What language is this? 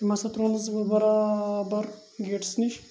Kashmiri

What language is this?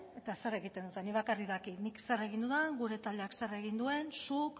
Basque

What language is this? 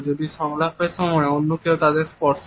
Bangla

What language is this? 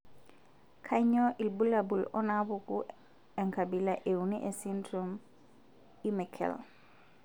Masai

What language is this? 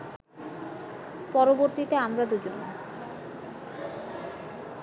Bangla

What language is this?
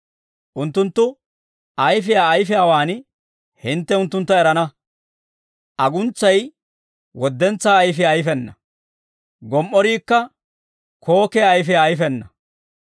Dawro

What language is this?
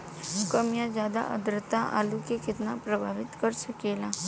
Bhojpuri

